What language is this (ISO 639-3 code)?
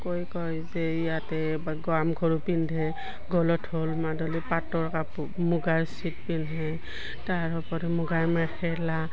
asm